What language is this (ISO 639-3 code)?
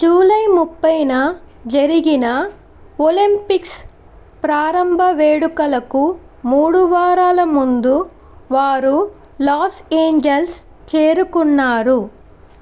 tel